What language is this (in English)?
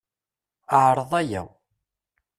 Kabyle